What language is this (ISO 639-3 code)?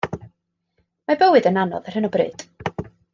cym